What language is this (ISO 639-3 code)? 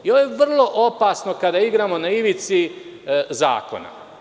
srp